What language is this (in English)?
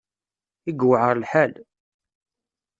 Kabyle